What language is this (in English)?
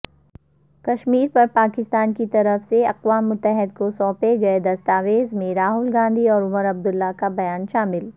Urdu